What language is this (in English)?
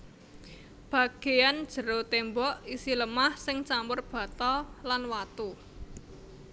Javanese